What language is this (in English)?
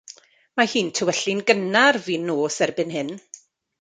Welsh